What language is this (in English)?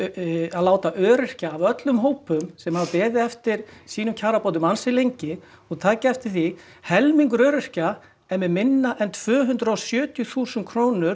Icelandic